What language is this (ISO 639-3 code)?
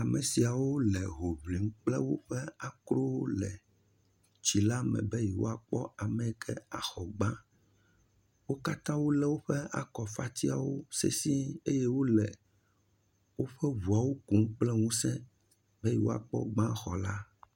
ewe